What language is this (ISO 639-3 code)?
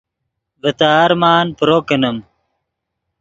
ydg